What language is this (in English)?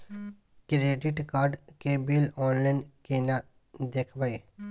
Maithili